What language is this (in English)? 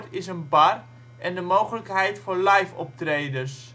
Dutch